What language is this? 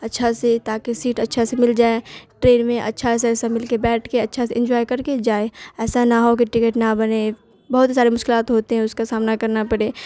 Urdu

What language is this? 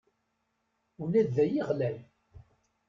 Kabyle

